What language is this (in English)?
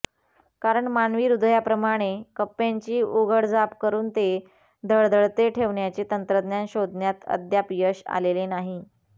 Marathi